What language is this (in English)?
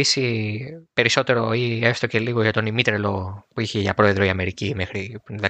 Greek